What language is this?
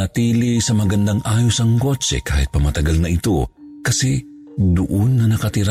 Filipino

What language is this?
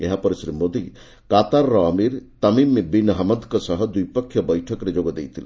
Odia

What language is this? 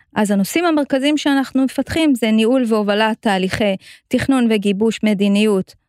Hebrew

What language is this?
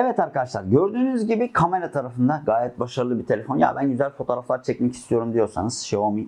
Turkish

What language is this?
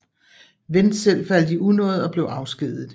Danish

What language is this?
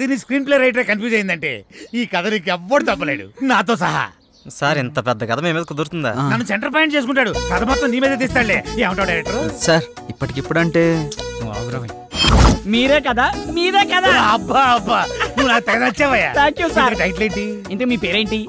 Telugu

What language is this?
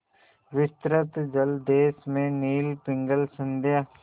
Hindi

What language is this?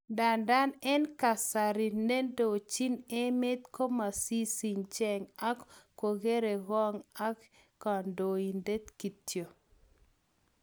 Kalenjin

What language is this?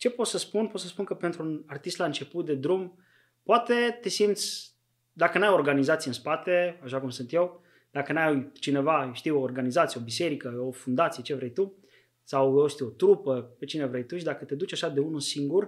Romanian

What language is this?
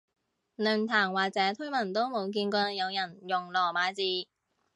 Cantonese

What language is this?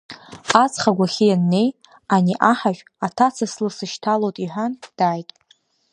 Abkhazian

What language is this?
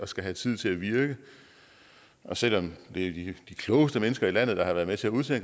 Danish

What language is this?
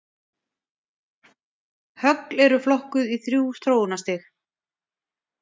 Icelandic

